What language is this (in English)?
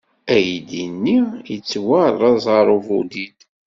Kabyle